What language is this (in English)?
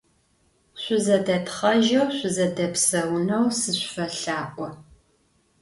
Adyghe